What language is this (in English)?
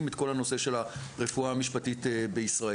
Hebrew